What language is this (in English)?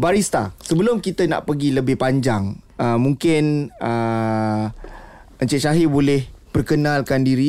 Malay